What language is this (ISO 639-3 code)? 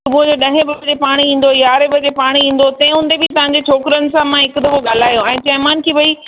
snd